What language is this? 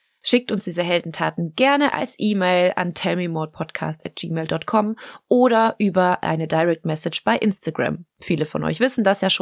German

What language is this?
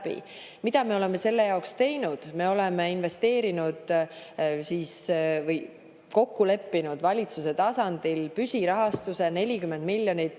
Estonian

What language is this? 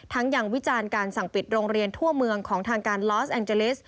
Thai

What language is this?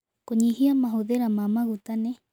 Kikuyu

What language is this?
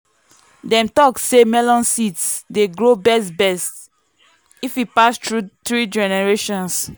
Nigerian Pidgin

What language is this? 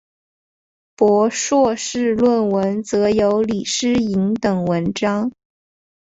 Chinese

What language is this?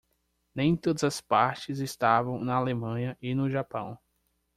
Portuguese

